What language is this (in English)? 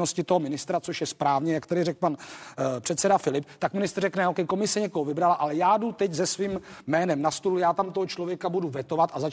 Czech